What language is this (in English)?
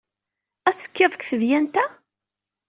Kabyle